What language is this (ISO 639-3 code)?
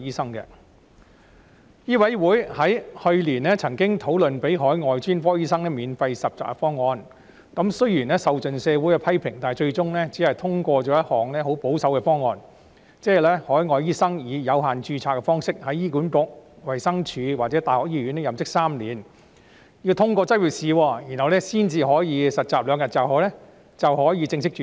yue